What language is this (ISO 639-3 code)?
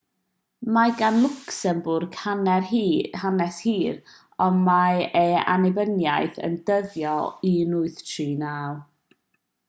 cym